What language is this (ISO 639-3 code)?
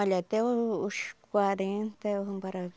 por